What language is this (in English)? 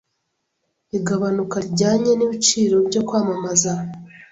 Kinyarwanda